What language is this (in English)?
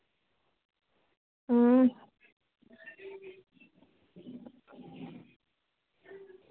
Dogri